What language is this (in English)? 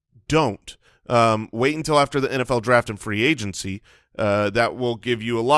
English